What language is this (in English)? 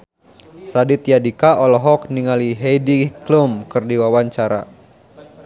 Sundanese